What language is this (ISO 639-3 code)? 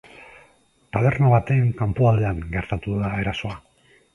eus